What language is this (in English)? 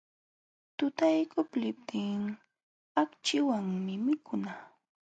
Jauja Wanca Quechua